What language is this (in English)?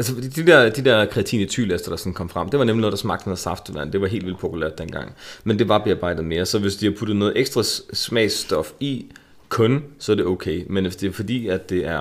Danish